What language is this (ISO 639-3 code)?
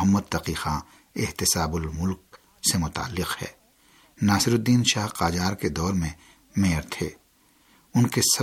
urd